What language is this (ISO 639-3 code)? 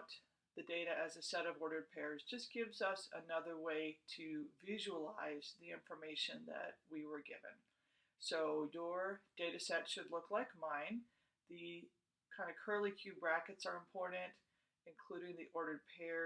eng